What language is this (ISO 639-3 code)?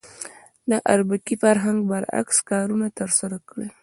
pus